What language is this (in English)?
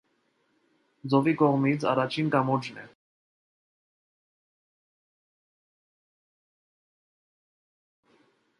Armenian